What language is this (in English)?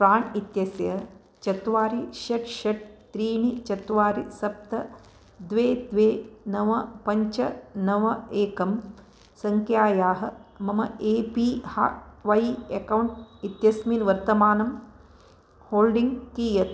Sanskrit